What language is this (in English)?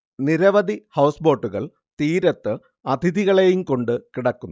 Malayalam